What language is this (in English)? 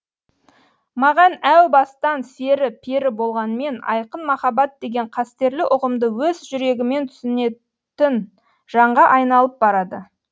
Kazakh